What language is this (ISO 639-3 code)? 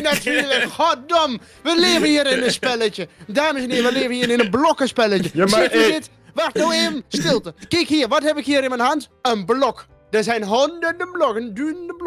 nld